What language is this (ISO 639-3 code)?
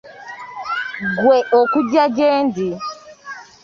lug